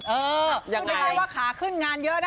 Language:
Thai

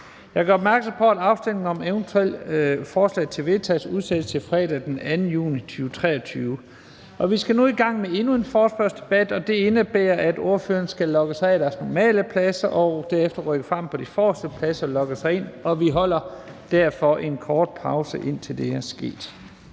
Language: Danish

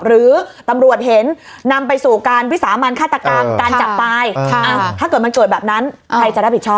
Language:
Thai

